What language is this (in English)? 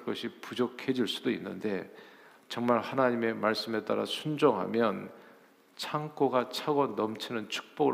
Korean